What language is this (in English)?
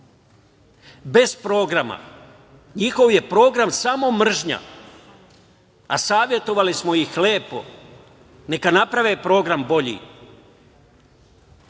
Serbian